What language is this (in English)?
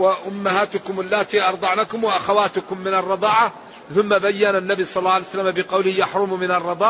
Arabic